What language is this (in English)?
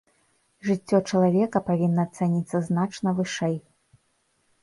Belarusian